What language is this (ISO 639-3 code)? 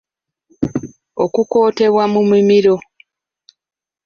lug